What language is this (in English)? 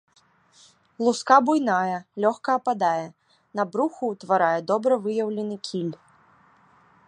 Belarusian